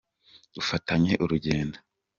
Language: Kinyarwanda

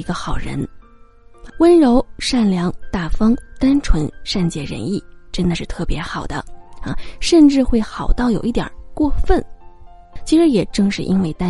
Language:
Chinese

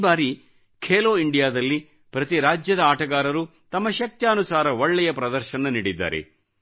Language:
Kannada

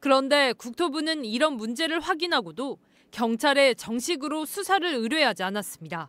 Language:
Korean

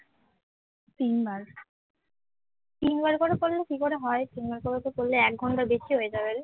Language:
Bangla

